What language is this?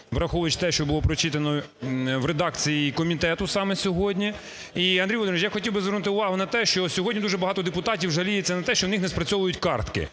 Ukrainian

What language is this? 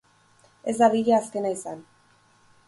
Basque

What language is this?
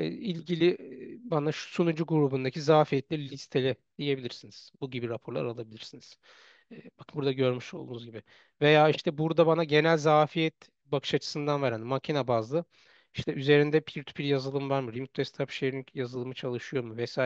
Turkish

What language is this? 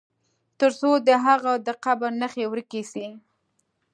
Pashto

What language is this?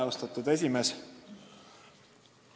Estonian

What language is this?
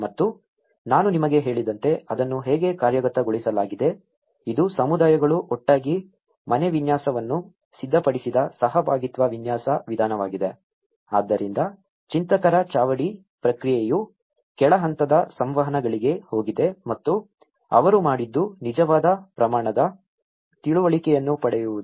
Kannada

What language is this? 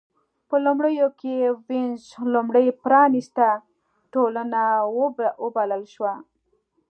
Pashto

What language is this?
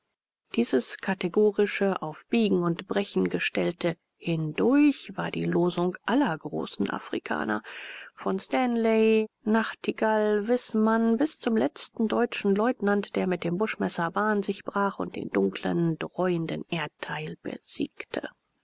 German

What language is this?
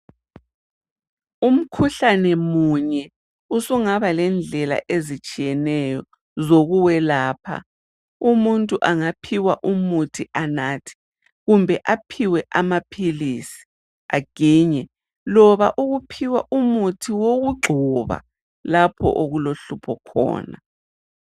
North Ndebele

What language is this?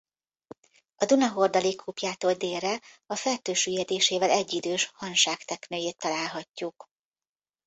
Hungarian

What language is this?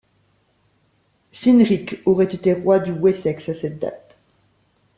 French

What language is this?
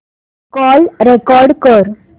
Marathi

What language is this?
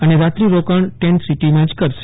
Gujarati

